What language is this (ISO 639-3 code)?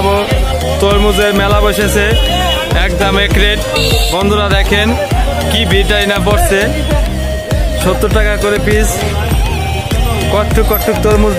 ron